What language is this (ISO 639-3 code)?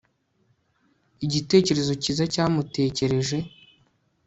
kin